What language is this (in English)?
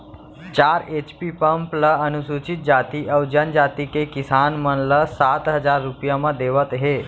Chhattisgarhi